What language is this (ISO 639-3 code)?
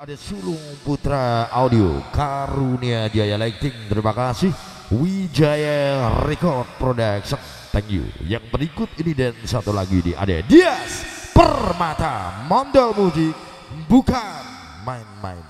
ind